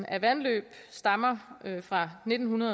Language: Danish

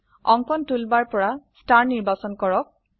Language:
Assamese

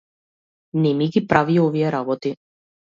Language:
Macedonian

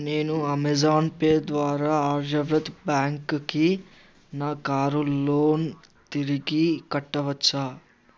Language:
Telugu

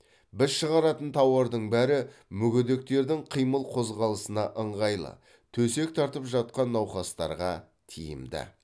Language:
Kazakh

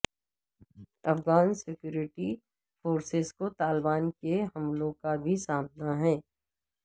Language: Urdu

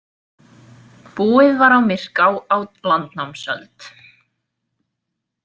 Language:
Icelandic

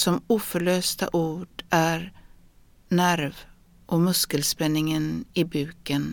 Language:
Swedish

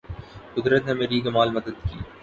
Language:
Urdu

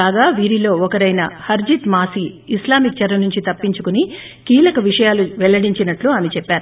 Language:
Telugu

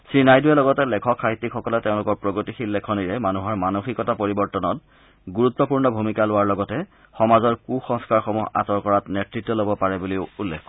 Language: Assamese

